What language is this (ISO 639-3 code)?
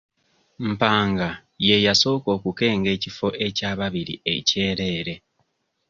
lug